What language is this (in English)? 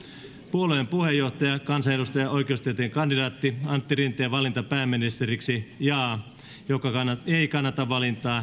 Finnish